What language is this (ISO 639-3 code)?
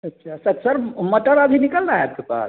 hin